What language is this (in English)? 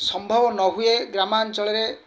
Odia